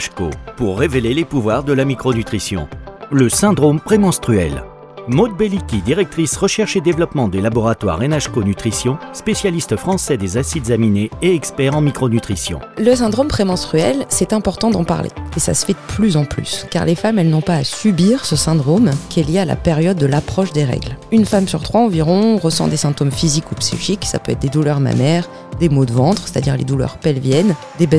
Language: French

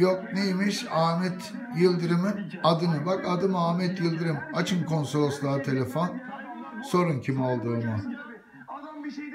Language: Turkish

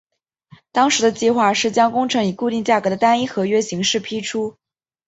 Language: Chinese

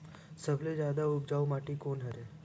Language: Chhattisgarhi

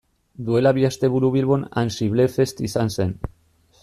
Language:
Basque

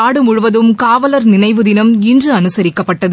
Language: Tamil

